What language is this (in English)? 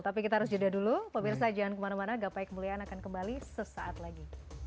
Indonesian